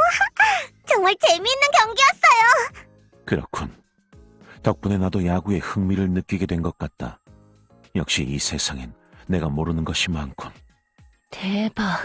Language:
Korean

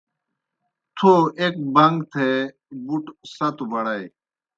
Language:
Kohistani Shina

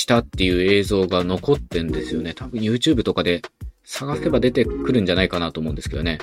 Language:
Japanese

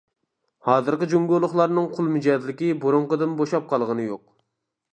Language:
Uyghur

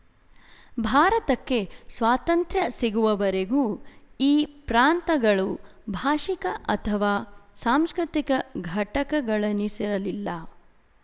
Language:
Kannada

